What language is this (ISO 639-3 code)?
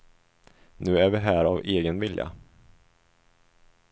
swe